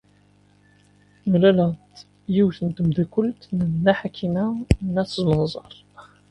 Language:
Kabyle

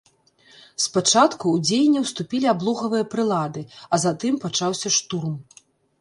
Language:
Belarusian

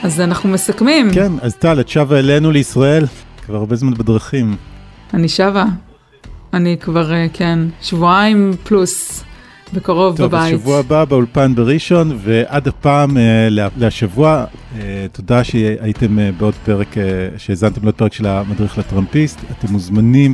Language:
Hebrew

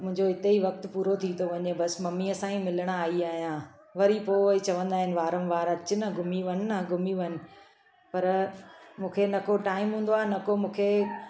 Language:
Sindhi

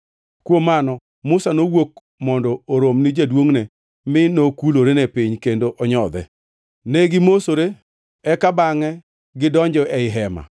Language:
Luo (Kenya and Tanzania)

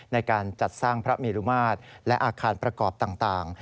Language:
Thai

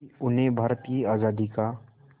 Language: Hindi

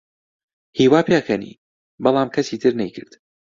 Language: Central Kurdish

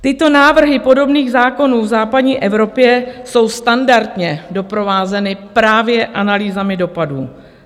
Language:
Czech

